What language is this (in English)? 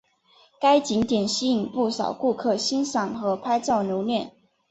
Chinese